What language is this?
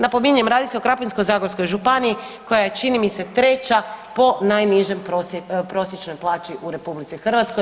Croatian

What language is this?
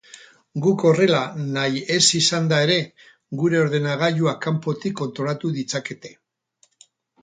Basque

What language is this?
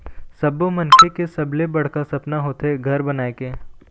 Chhattisgarhi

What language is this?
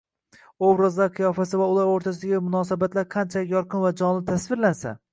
Uzbek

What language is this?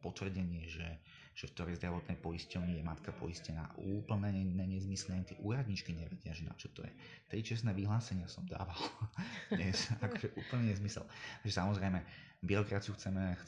Slovak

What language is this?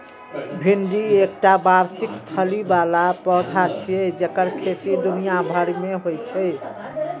Maithili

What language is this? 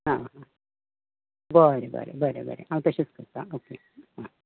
Konkani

